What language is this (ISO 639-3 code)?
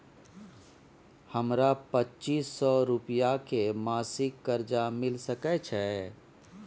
mai